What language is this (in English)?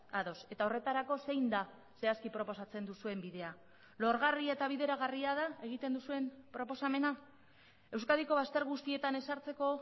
Basque